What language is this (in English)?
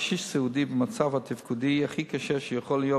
Hebrew